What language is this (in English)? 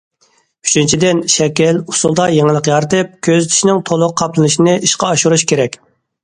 Uyghur